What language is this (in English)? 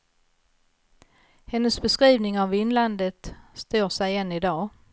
Swedish